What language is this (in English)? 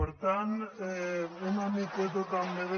Catalan